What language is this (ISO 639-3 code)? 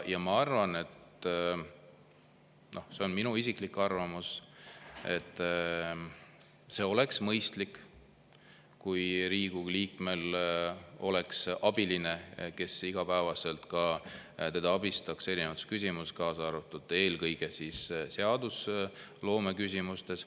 est